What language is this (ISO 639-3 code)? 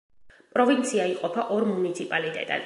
kat